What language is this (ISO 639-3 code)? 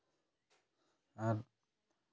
sat